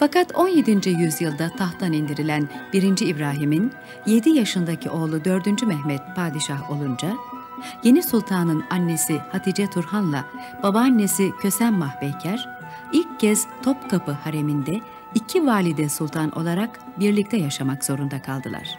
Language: Turkish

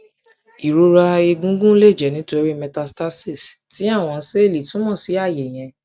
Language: Yoruba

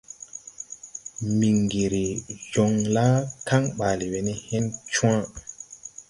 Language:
Tupuri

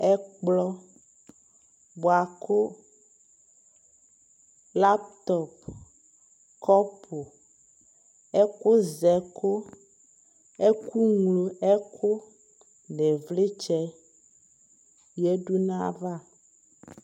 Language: Ikposo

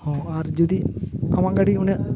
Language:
Santali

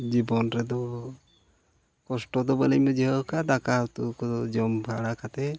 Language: Santali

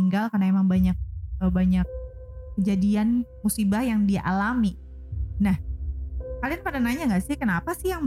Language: Indonesian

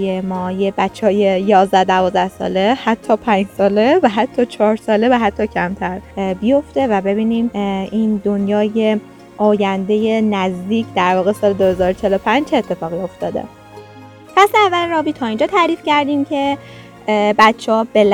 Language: Persian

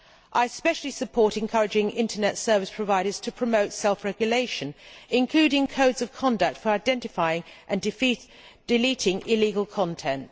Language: English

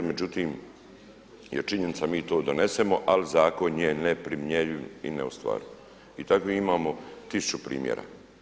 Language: Croatian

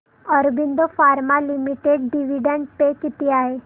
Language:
Marathi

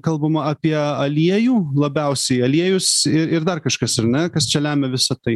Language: Lithuanian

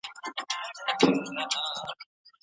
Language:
Pashto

